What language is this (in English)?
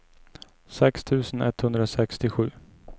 Swedish